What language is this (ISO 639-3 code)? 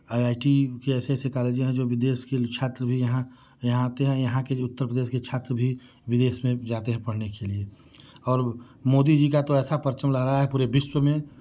hin